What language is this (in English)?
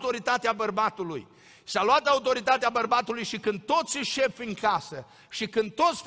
Romanian